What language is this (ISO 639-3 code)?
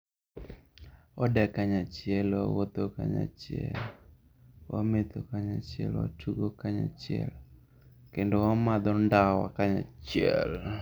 luo